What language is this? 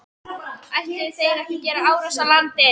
Icelandic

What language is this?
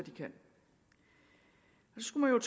Danish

